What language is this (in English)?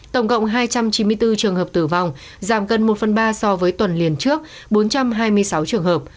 Vietnamese